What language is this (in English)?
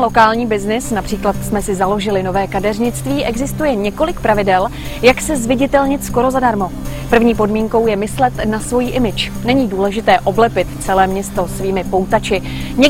Czech